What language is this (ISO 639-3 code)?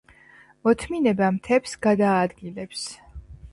kat